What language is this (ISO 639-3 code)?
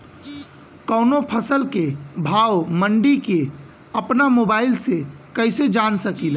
bho